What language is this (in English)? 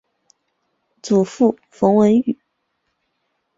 Chinese